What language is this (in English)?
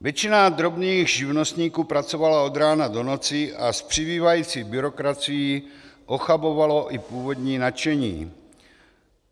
Czech